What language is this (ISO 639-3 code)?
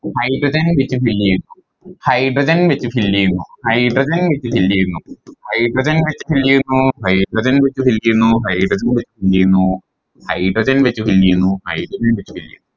mal